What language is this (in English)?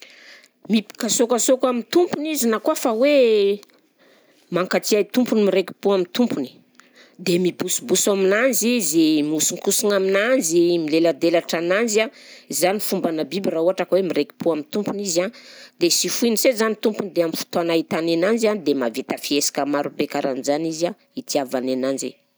Southern Betsimisaraka Malagasy